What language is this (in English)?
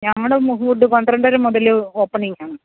Malayalam